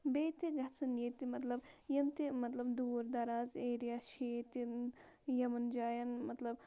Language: Kashmiri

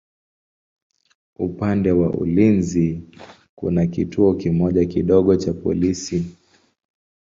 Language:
Swahili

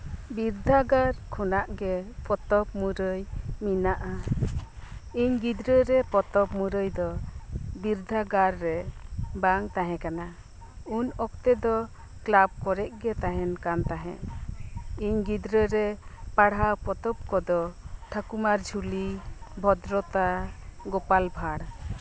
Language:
Santali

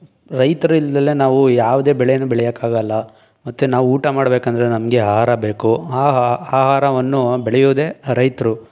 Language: Kannada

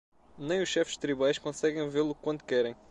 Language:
Portuguese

